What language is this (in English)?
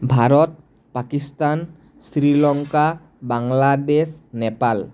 Assamese